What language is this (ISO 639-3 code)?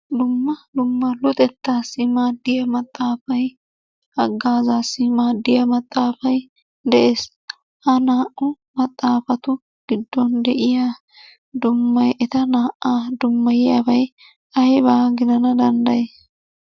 wal